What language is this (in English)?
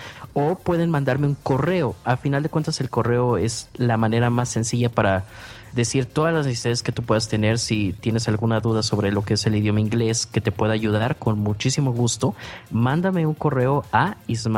Spanish